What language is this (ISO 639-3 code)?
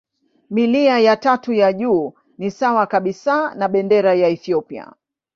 swa